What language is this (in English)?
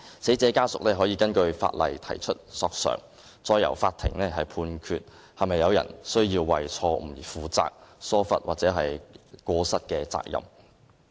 Cantonese